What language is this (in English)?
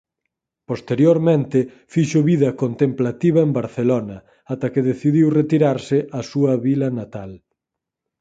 Galician